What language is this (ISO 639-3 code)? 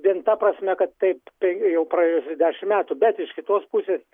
lit